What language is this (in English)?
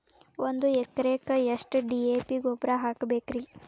Kannada